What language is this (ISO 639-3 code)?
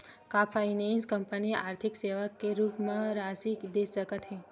hne